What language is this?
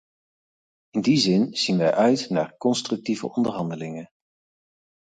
Dutch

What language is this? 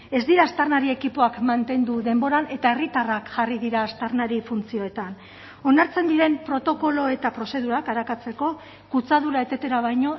Basque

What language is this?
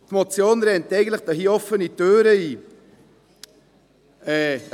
Swiss German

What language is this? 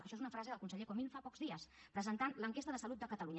Catalan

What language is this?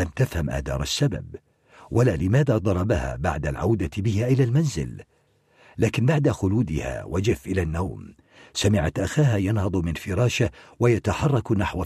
Arabic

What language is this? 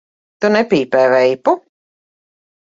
Latvian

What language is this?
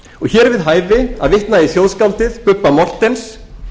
Icelandic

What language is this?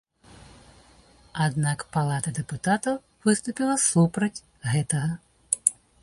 Belarusian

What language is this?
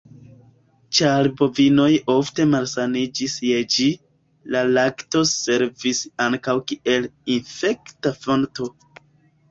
Esperanto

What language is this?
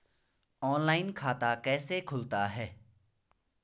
Hindi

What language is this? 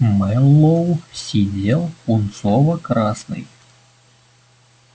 Russian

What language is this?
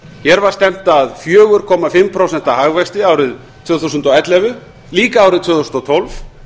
Icelandic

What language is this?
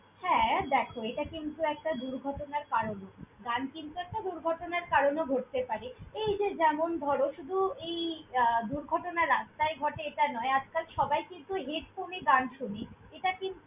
Bangla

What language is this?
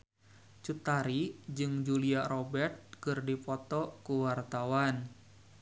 Sundanese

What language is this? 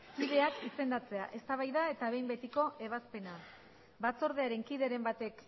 Basque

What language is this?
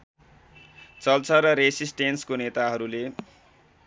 Nepali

